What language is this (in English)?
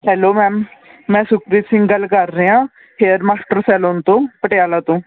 Punjabi